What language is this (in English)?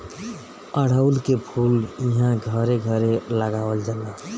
Bhojpuri